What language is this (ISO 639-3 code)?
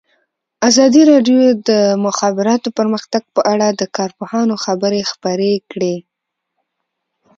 pus